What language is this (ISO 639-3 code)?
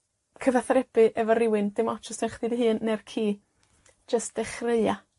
cym